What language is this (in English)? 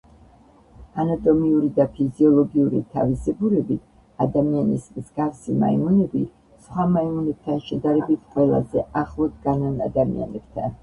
Georgian